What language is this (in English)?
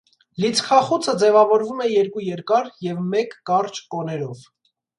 Armenian